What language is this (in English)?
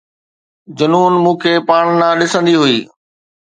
Sindhi